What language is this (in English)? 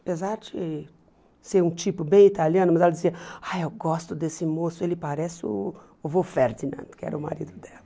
Portuguese